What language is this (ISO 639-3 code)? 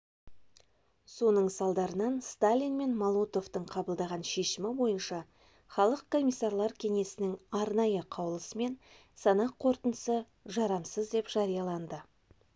kaz